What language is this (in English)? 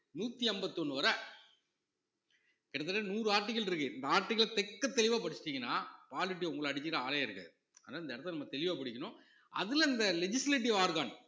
Tamil